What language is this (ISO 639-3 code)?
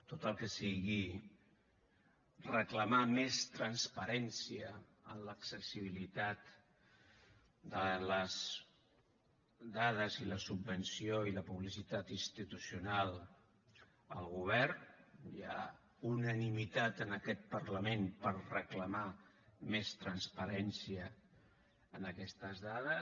cat